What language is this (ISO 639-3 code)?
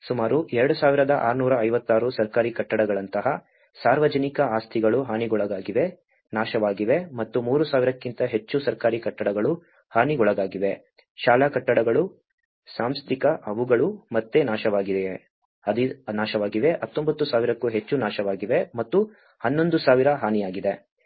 kan